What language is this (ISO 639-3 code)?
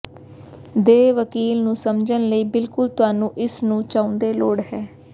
pan